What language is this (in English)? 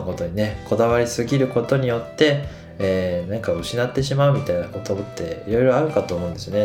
Japanese